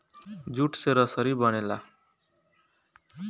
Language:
Bhojpuri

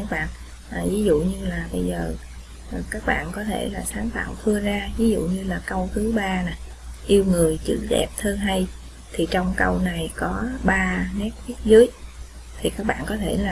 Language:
Vietnamese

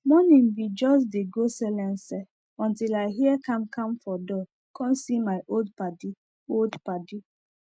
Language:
Nigerian Pidgin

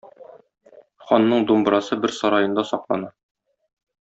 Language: Tatar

